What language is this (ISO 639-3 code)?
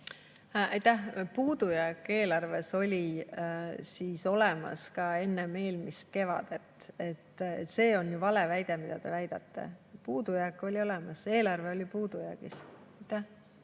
est